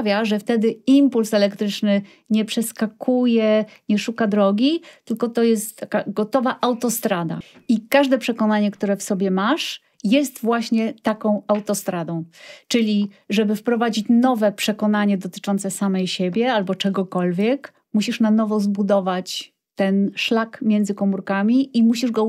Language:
Polish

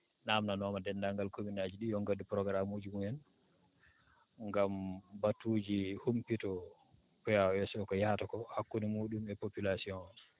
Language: Fula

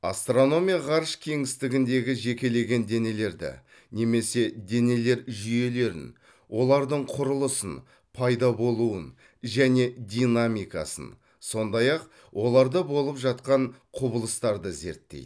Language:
Kazakh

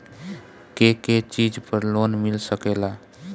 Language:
Bhojpuri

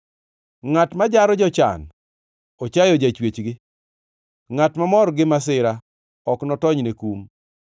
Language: Luo (Kenya and Tanzania)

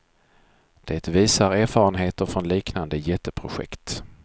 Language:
Swedish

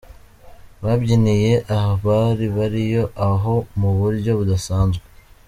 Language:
Kinyarwanda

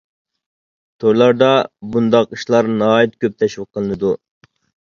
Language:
Uyghur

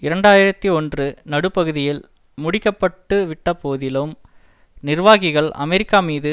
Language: Tamil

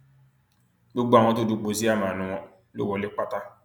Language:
Yoruba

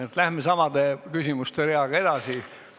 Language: Estonian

